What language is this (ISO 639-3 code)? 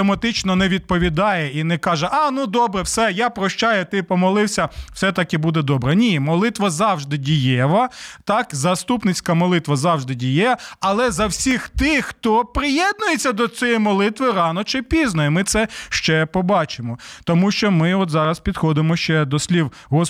ukr